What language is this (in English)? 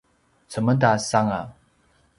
Paiwan